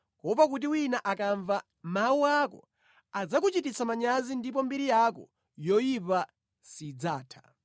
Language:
Nyanja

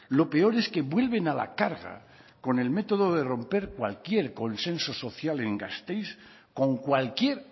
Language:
Spanish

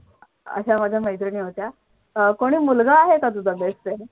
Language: Marathi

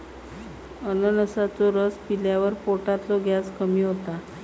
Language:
Marathi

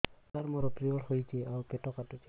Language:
Odia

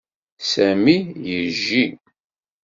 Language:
Kabyle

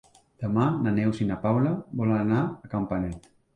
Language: Catalan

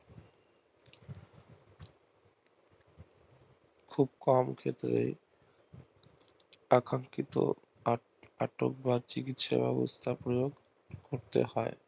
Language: Bangla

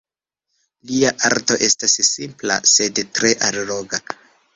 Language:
Esperanto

